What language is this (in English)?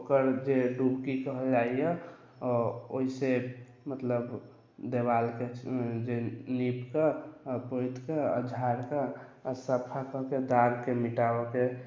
Maithili